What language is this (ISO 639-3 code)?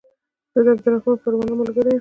pus